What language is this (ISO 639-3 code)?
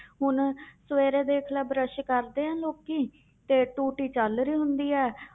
pan